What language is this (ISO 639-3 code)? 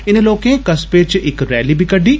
doi